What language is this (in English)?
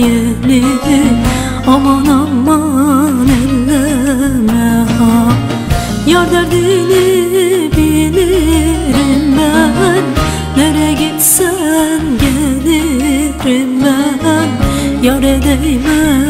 Turkish